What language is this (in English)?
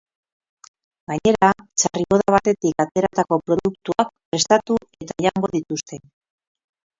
Basque